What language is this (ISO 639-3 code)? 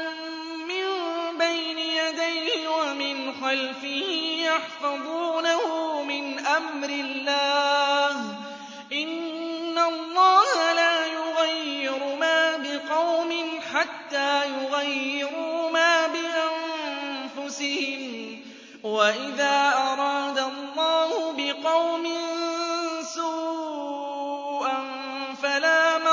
ara